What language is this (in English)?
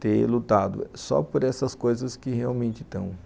Portuguese